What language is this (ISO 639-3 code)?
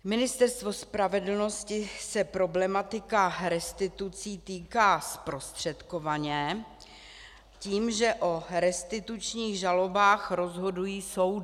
ces